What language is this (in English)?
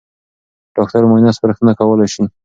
Pashto